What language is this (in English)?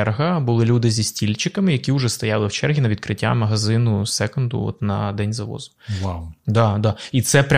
Ukrainian